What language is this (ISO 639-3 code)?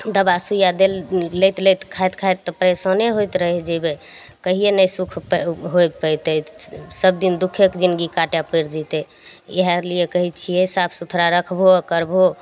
mai